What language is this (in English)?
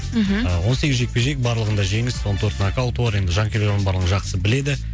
Kazakh